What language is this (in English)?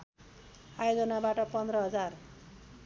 Nepali